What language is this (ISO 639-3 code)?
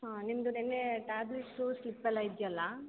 kan